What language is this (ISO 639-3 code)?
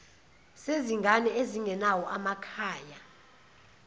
zul